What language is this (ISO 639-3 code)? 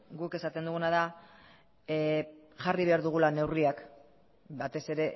eus